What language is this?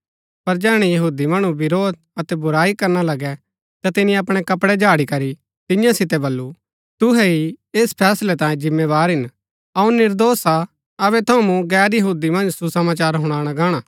Gaddi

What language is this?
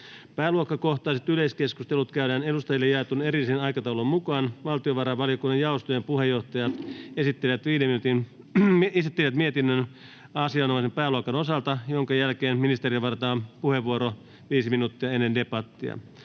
Finnish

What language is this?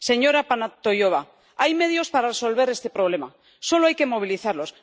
Spanish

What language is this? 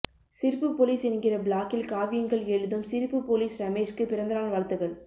Tamil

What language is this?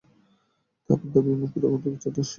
Bangla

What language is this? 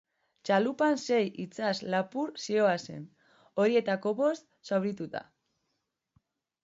Basque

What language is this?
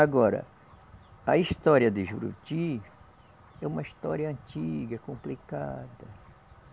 Portuguese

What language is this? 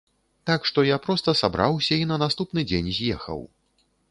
Belarusian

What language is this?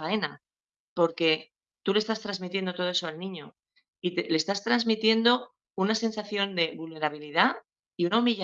Spanish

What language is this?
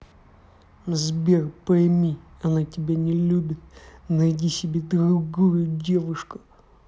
Russian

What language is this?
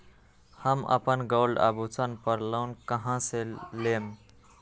Magahi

